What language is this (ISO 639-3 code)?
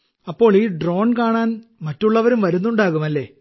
mal